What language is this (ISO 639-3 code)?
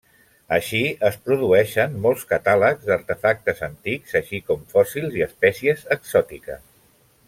cat